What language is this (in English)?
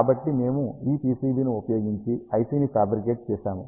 Telugu